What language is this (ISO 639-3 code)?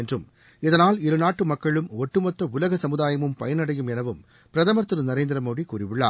tam